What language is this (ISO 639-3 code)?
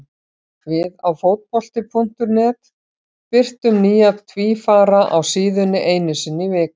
isl